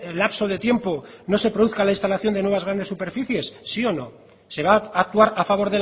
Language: Spanish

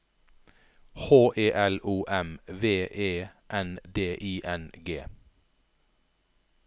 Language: Norwegian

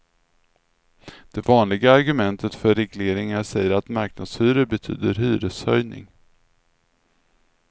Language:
Swedish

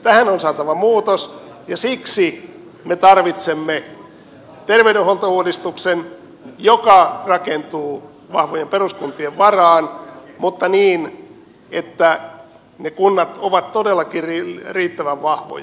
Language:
Finnish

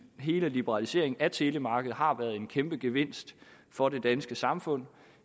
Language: Danish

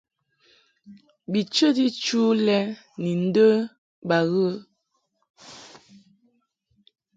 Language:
Mungaka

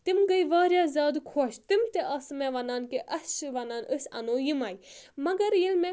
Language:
Kashmiri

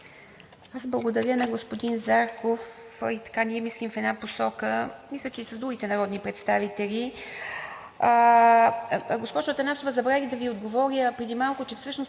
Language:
Bulgarian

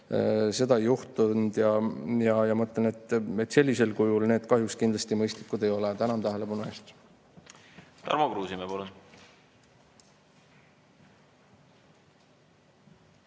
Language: Estonian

